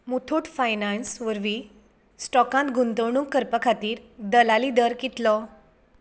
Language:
Konkani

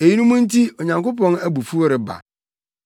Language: Akan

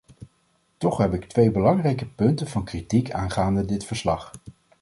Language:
Dutch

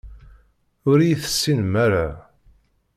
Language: Kabyle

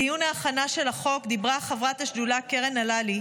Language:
Hebrew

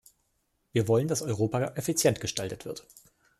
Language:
German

